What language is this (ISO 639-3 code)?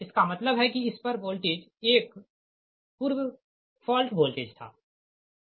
hin